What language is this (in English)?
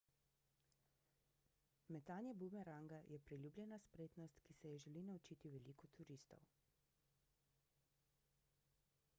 Slovenian